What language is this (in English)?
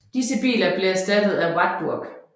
Danish